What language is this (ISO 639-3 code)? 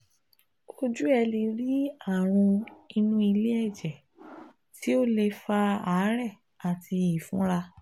yor